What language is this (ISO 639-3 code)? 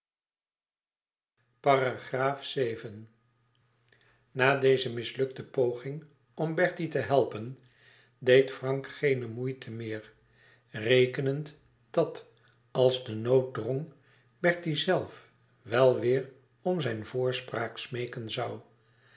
nld